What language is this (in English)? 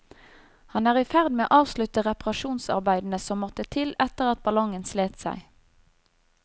Norwegian